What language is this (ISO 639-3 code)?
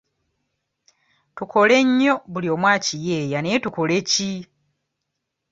lug